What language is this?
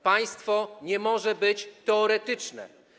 Polish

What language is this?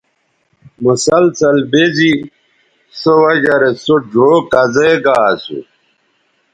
Bateri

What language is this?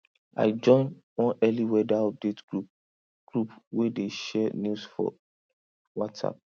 Nigerian Pidgin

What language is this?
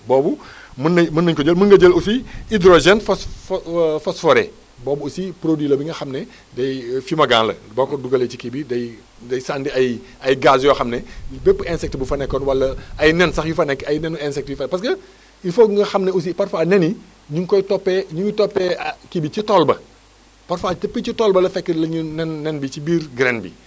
Wolof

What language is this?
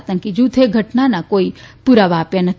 Gujarati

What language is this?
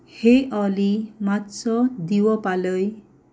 Konkani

